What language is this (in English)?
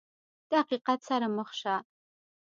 Pashto